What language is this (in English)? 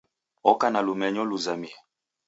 Taita